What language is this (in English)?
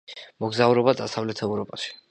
Georgian